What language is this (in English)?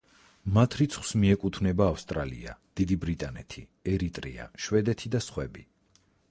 Georgian